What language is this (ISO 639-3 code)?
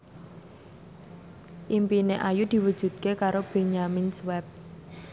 jav